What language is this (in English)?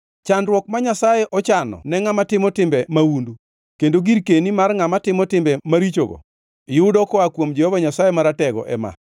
Luo (Kenya and Tanzania)